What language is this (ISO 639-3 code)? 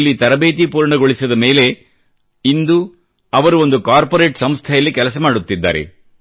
kan